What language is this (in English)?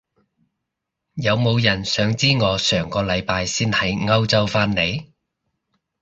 Cantonese